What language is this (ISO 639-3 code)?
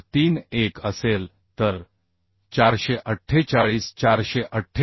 mar